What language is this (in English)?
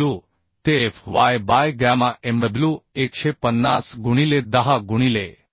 Marathi